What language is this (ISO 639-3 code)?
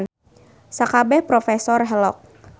sun